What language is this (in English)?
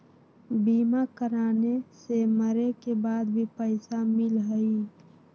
Magahi